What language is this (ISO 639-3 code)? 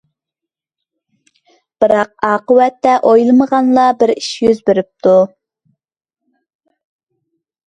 uig